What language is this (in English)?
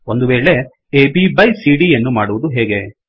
Kannada